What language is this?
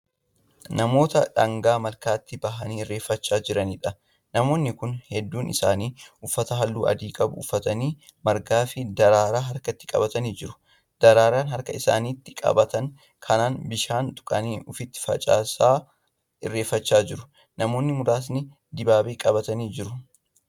Oromo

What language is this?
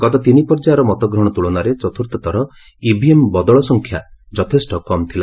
Odia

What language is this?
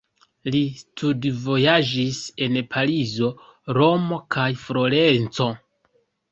Esperanto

